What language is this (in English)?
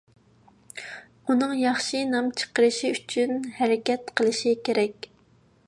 Uyghur